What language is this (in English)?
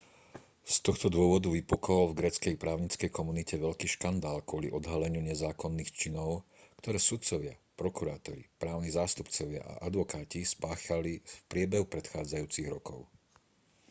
Slovak